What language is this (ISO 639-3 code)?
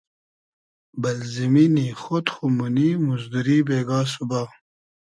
haz